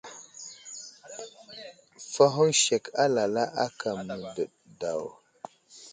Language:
Wuzlam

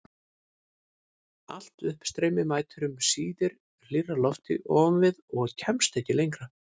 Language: Icelandic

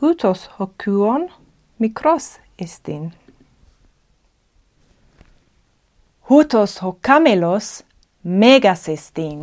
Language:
Greek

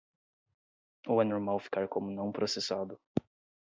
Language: Portuguese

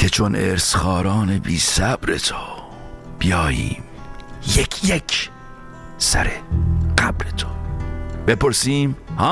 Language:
Persian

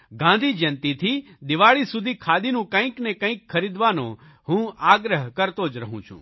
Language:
Gujarati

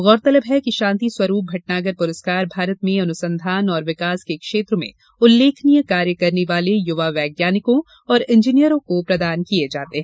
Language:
Hindi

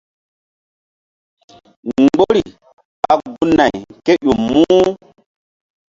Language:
Mbum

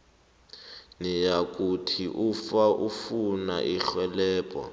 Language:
South Ndebele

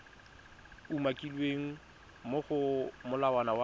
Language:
Tswana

